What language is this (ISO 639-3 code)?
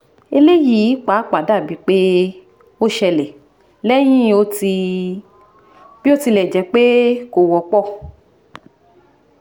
yor